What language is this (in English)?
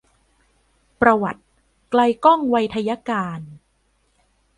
Thai